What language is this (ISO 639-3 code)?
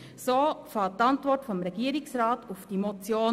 gsw